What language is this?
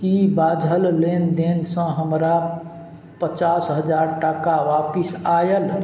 Maithili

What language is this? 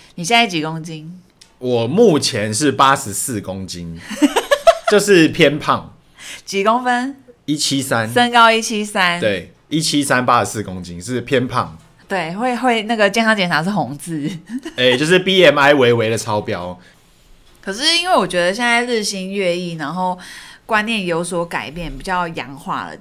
Chinese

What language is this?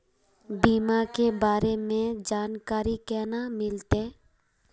Magahi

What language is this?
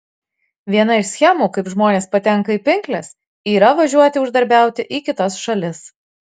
Lithuanian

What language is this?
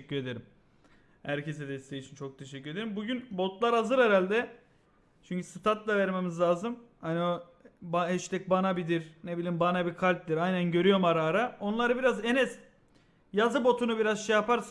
Turkish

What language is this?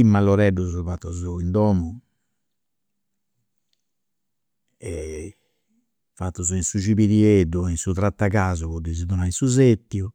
Campidanese Sardinian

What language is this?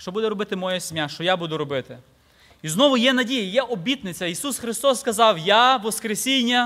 Ukrainian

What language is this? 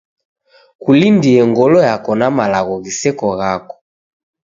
Taita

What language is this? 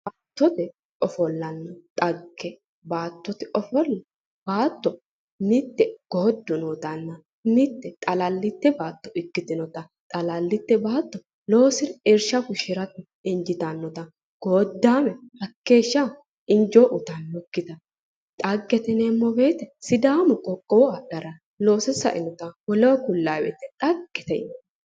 Sidamo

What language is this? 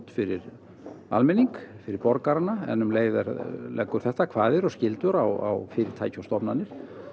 Icelandic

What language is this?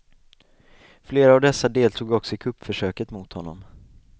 Swedish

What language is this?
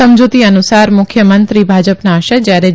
Gujarati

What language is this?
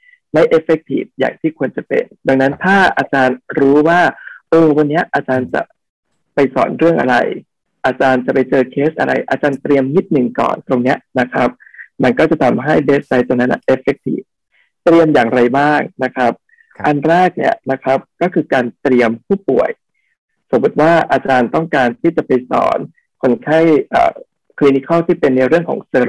Thai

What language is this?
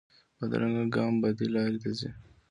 Pashto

